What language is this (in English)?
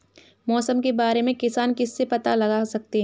Hindi